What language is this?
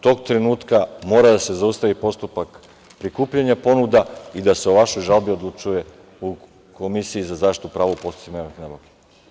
Serbian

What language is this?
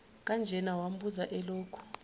Zulu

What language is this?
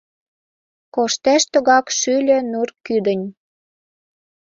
Mari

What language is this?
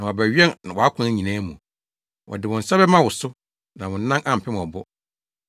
Akan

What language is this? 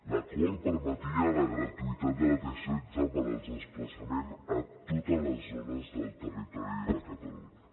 Catalan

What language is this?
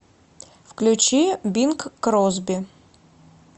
Russian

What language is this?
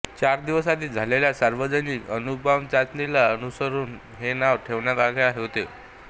Marathi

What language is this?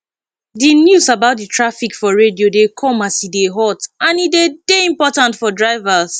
Nigerian Pidgin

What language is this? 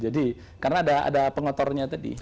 Indonesian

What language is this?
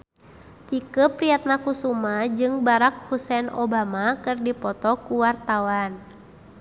Sundanese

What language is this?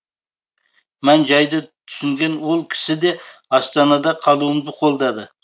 Kazakh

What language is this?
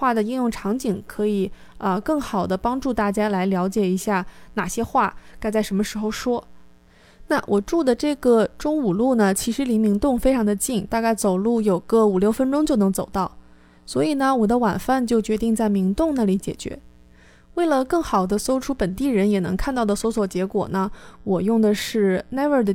Chinese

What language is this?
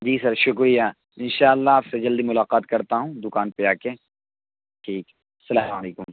Urdu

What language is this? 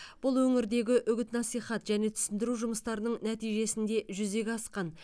Kazakh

